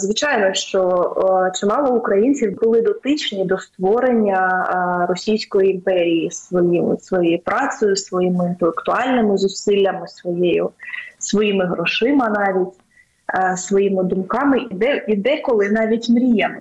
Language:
Ukrainian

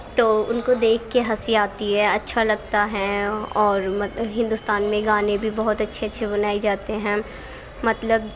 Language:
Urdu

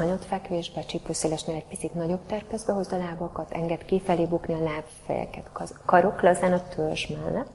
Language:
Hungarian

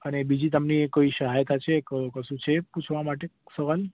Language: Gujarati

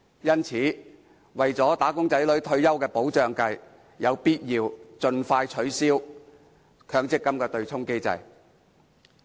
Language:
Cantonese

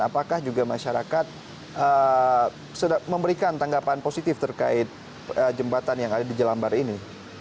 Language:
Indonesian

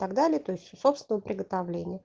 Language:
Russian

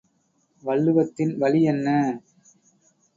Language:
Tamil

